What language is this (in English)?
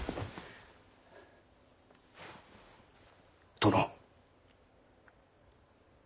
Japanese